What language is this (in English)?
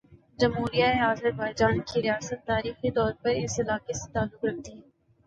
Urdu